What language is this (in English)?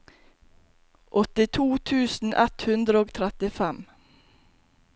Norwegian